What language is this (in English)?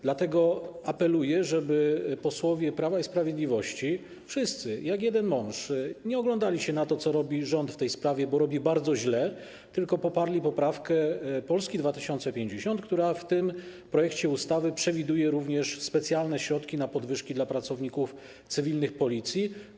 Polish